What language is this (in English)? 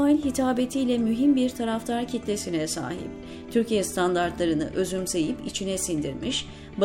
Turkish